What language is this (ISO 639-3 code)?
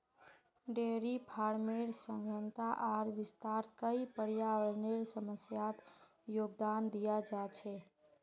mag